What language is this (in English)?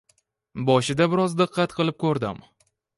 Uzbek